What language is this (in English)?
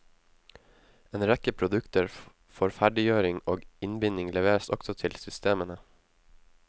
Norwegian